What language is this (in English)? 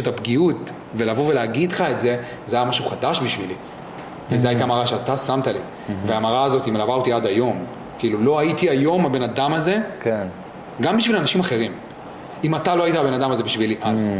Hebrew